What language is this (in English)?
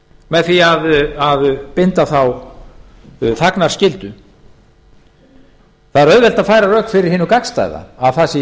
Icelandic